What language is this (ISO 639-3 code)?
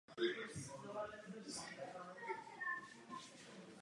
ces